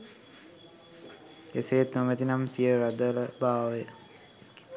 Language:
Sinhala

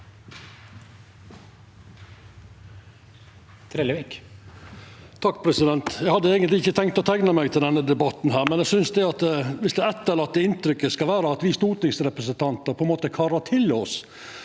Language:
Norwegian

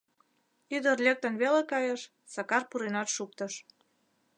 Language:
Mari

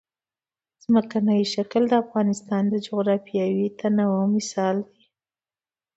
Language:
Pashto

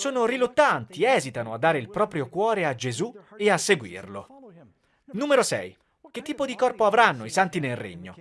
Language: Italian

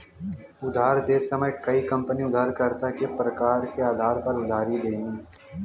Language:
Bhojpuri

